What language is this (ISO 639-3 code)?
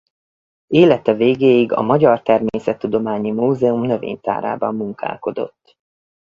hun